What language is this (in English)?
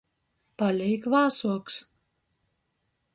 Latgalian